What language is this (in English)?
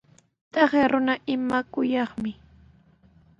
Sihuas Ancash Quechua